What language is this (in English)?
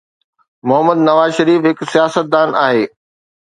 Sindhi